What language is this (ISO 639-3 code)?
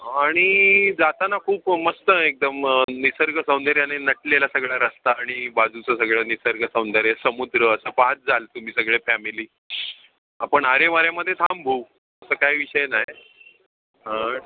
mar